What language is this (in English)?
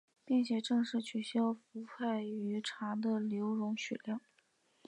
Chinese